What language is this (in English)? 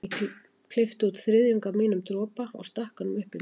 Icelandic